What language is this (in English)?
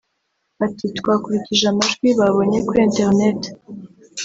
Kinyarwanda